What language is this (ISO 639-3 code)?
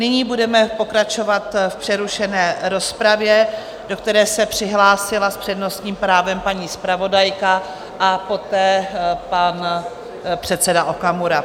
ces